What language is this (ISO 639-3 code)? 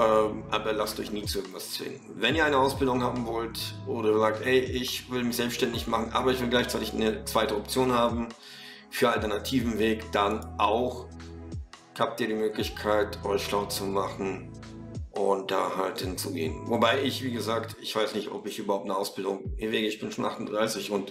deu